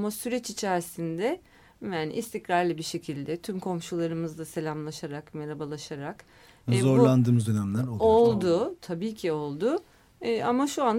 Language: Turkish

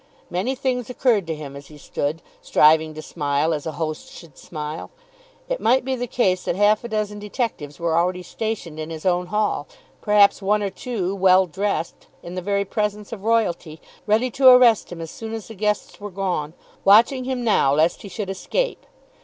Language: English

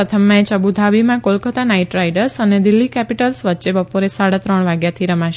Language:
Gujarati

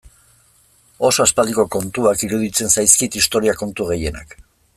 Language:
Basque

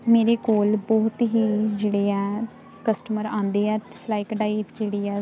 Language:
Punjabi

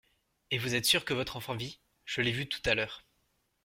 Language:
French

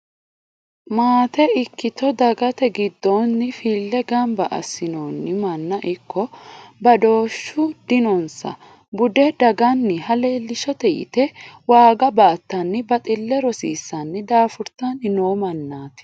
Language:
Sidamo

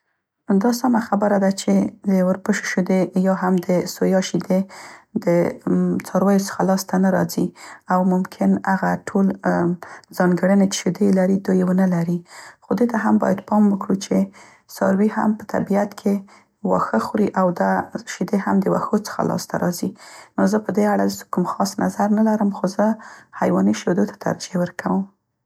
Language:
Central Pashto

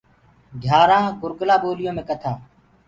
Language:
Gurgula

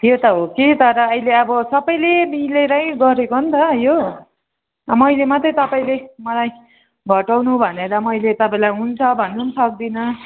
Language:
Nepali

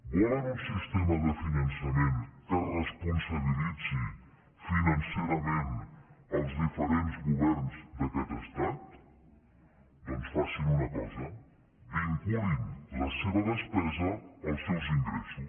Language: Catalan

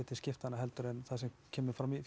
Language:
Icelandic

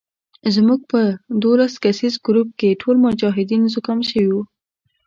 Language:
Pashto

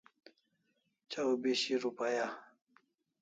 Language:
Kalasha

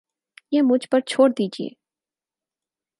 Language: Urdu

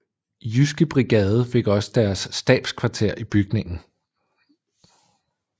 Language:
Danish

